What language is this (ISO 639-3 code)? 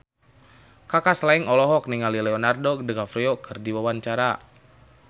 sun